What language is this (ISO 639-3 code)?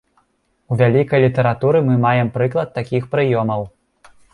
bel